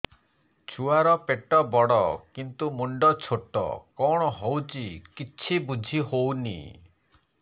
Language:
Odia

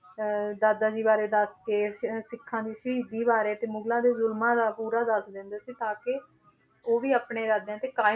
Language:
Punjabi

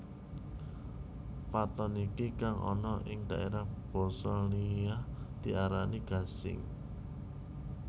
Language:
Javanese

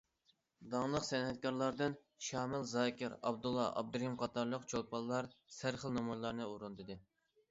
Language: Uyghur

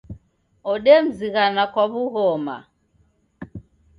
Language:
Taita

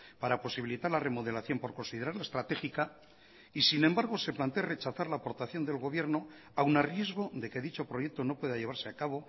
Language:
Spanish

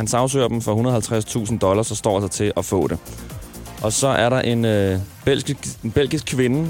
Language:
Danish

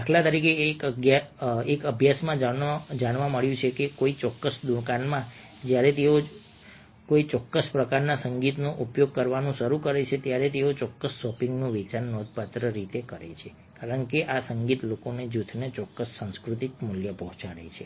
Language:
Gujarati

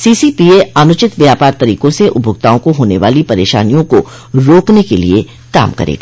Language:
Hindi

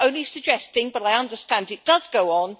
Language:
English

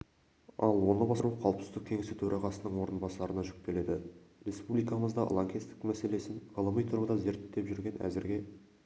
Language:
Kazakh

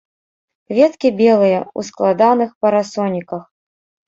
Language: Belarusian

